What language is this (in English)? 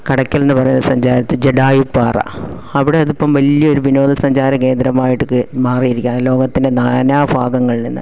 Malayalam